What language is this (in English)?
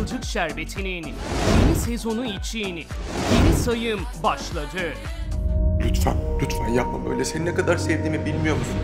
Turkish